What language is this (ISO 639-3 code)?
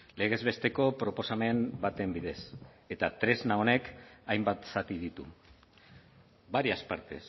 eus